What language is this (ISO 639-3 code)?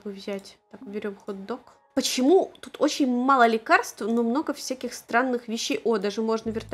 rus